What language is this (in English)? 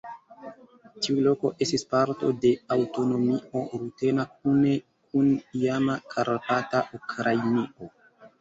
Esperanto